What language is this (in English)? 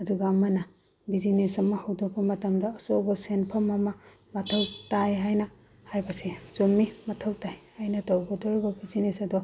Manipuri